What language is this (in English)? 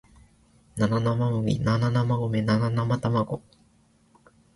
Japanese